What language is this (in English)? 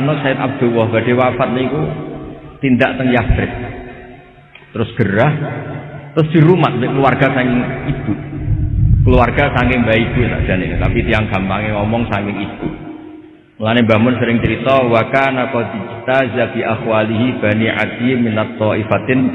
Indonesian